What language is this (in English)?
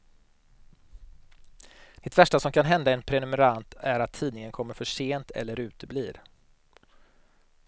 Swedish